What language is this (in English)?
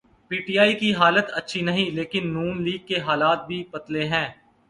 Urdu